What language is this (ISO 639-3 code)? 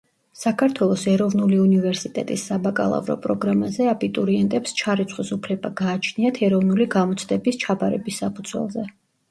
kat